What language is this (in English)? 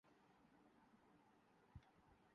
Urdu